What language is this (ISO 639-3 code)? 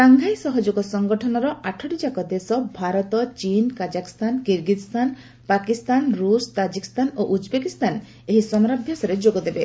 ori